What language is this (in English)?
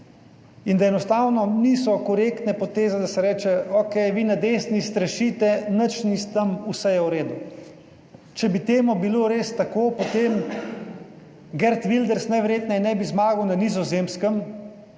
Slovenian